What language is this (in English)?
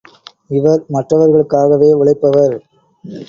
Tamil